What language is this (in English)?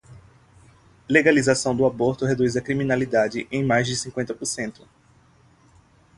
Portuguese